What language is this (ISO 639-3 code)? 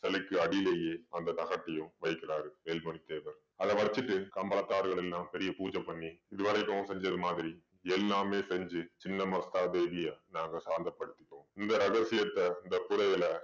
tam